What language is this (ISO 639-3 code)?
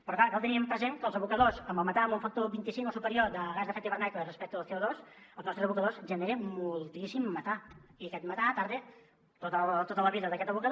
cat